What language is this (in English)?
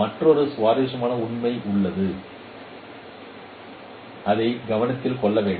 Tamil